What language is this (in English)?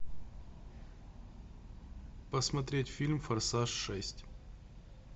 Russian